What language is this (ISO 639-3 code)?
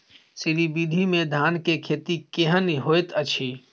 mai